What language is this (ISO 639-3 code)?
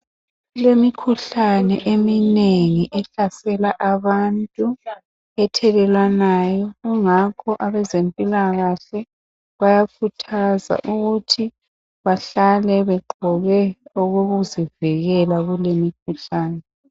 nde